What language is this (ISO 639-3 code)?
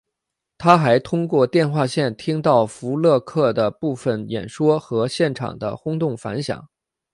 zho